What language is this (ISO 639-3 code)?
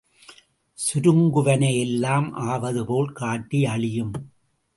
tam